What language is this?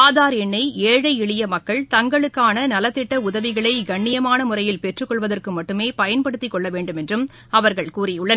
Tamil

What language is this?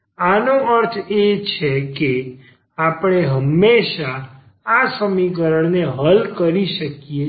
Gujarati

